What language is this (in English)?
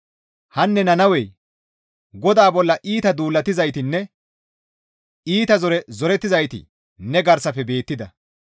Gamo